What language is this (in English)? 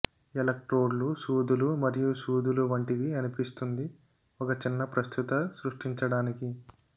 Telugu